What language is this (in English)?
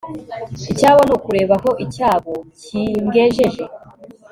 Kinyarwanda